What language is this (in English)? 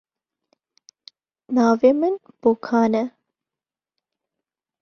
Kurdish